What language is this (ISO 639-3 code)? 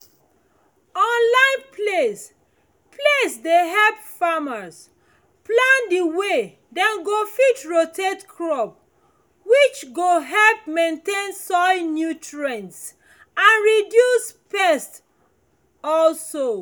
pcm